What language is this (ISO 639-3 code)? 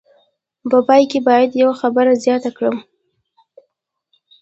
pus